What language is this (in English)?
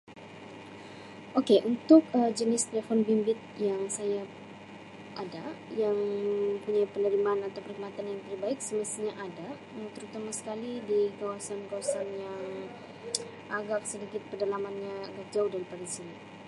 Sabah Malay